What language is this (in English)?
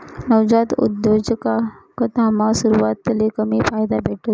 Marathi